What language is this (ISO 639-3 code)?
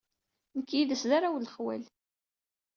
kab